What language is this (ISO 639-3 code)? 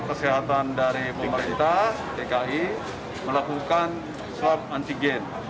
ind